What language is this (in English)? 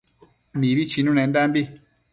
Matsés